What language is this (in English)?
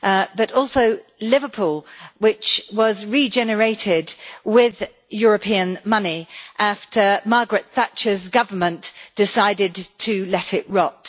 English